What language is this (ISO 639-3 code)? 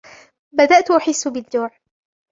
ara